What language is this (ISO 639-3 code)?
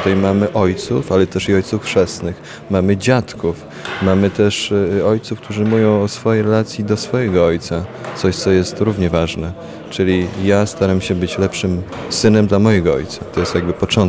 pol